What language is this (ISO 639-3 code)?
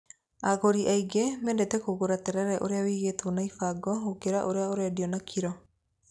kik